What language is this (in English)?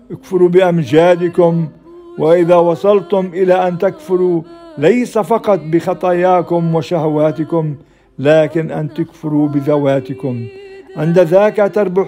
Arabic